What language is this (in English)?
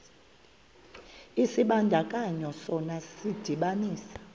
Xhosa